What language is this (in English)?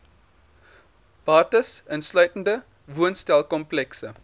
Afrikaans